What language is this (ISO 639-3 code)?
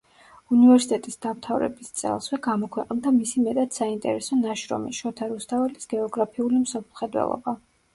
kat